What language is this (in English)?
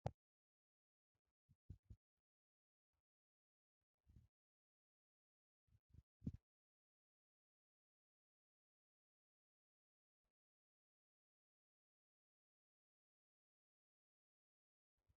Wolaytta